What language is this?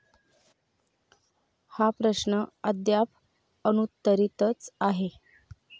Marathi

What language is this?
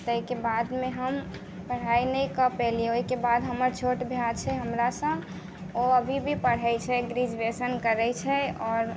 Maithili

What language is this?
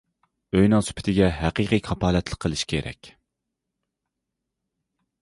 Uyghur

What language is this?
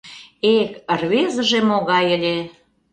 Mari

